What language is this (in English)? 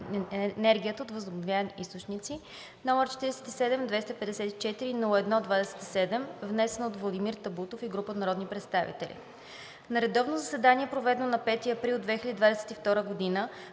Bulgarian